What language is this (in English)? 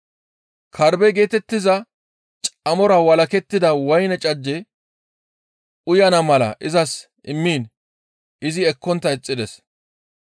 Gamo